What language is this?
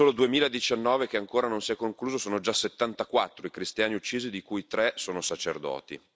Italian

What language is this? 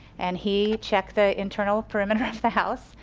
English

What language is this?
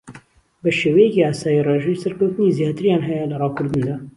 Central Kurdish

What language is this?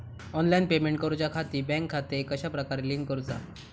Marathi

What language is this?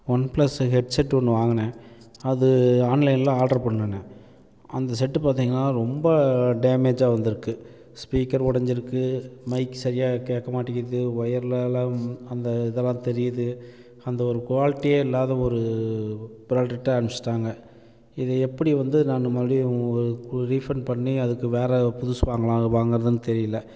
Tamil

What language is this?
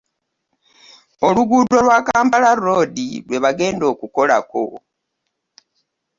Ganda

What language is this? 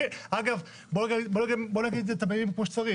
Hebrew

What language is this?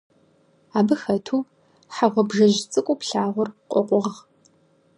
Kabardian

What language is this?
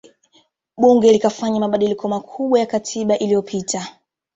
Swahili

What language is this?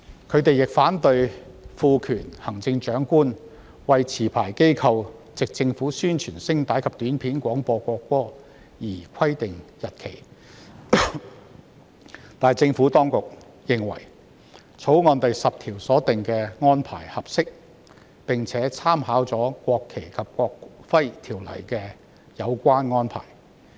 Cantonese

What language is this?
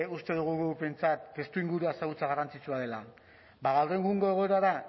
Basque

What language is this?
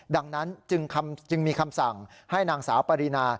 Thai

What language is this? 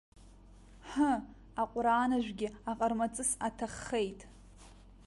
Abkhazian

